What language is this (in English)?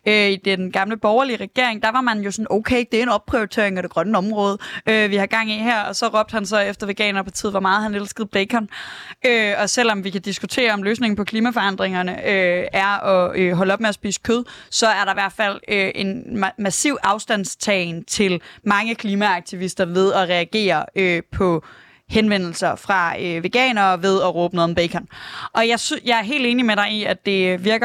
Danish